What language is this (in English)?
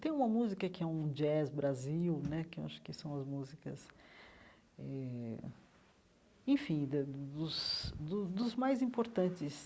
Portuguese